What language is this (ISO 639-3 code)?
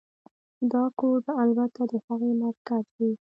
pus